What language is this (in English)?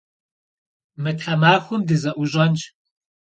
Kabardian